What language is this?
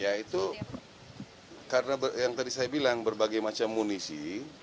Indonesian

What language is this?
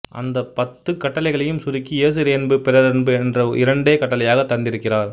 Tamil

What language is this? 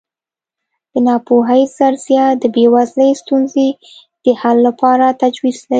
Pashto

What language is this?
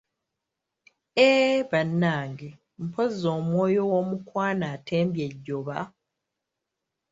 Ganda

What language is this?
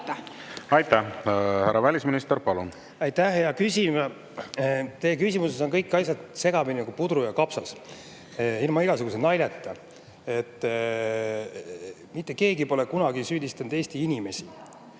Estonian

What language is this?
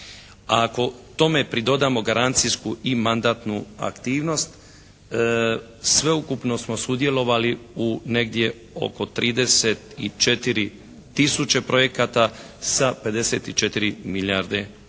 Croatian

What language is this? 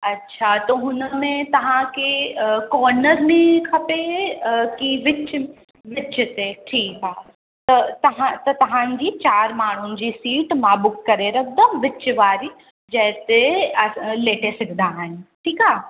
Sindhi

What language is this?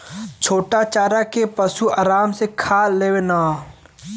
Bhojpuri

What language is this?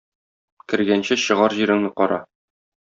Tatar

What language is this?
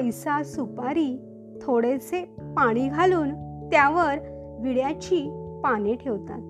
Marathi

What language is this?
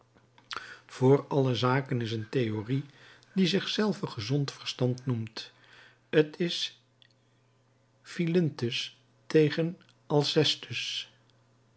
Dutch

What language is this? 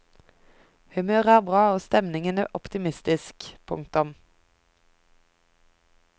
Norwegian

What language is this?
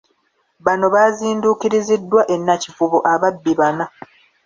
Ganda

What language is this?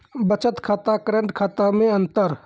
Maithili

